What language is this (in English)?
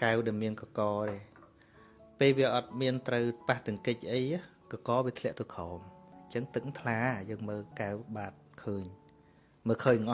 Vietnamese